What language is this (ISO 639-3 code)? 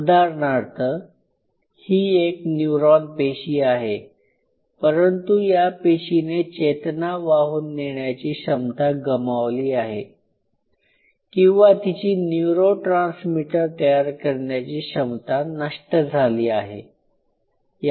mar